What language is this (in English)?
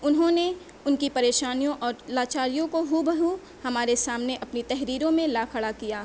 Urdu